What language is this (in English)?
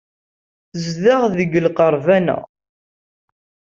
Kabyle